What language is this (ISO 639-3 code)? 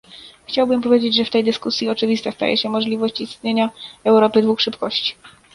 pol